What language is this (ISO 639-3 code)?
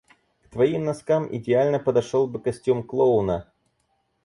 rus